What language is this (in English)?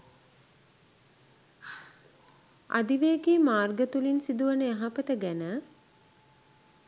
Sinhala